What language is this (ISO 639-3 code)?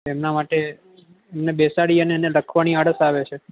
guj